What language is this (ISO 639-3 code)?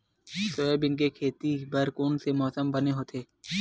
hne